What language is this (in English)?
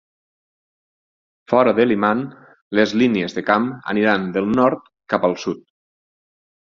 Catalan